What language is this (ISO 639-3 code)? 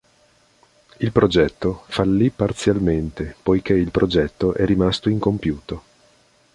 ita